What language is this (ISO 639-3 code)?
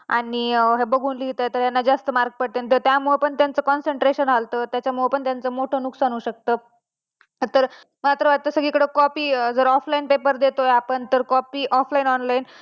mar